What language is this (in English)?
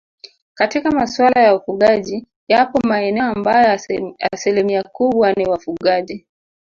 Swahili